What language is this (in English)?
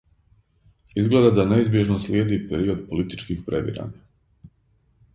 Serbian